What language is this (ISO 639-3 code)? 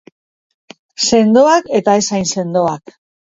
eus